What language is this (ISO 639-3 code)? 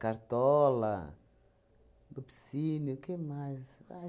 por